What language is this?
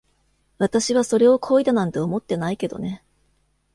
Japanese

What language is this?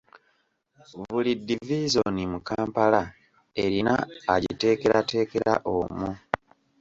Ganda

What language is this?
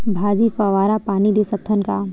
Chhattisgarhi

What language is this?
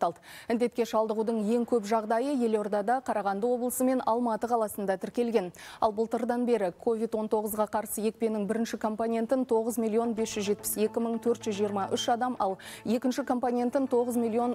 Russian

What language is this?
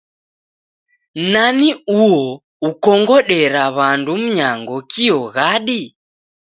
Taita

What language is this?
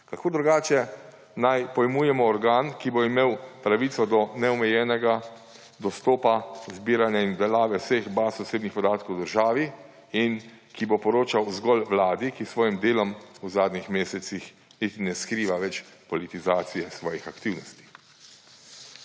Slovenian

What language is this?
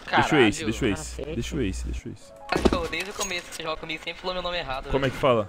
Portuguese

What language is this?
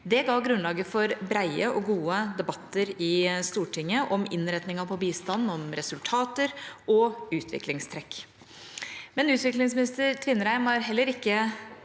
Norwegian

